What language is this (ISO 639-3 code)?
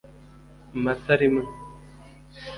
kin